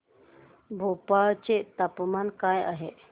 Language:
Marathi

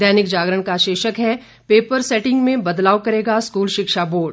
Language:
Hindi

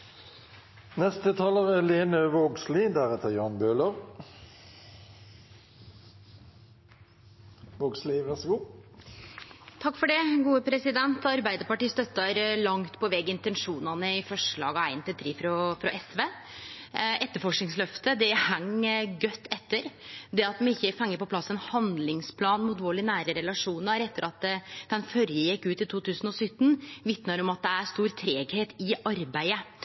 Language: Norwegian Nynorsk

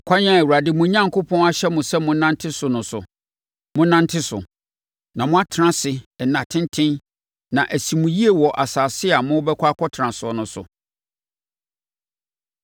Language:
Akan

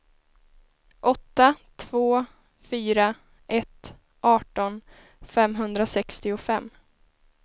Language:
Swedish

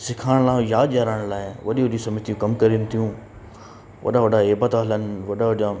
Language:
Sindhi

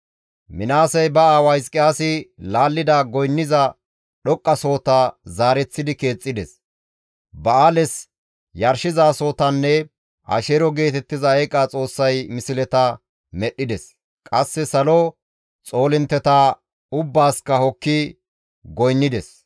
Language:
Gamo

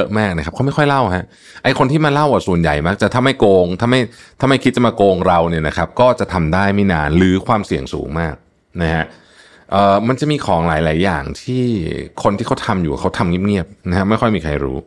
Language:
Thai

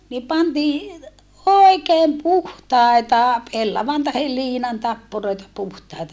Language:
Finnish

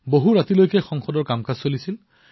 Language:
Assamese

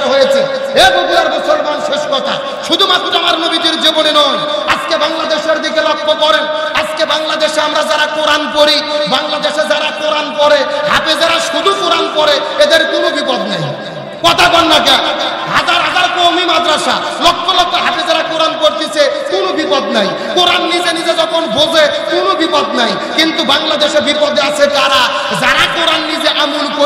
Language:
Arabic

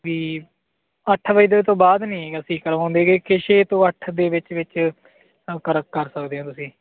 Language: Punjabi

